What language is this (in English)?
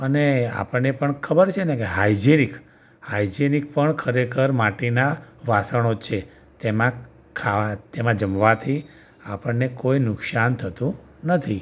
Gujarati